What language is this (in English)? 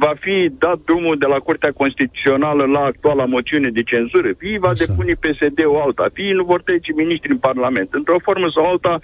Romanian